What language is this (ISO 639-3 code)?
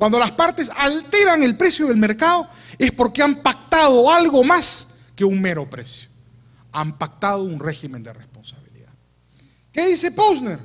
spa